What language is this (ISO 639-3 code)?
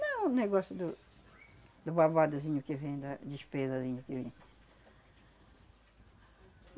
por